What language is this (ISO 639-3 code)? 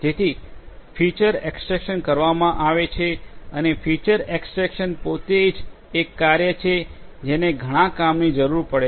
guj